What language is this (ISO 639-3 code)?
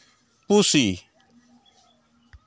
sat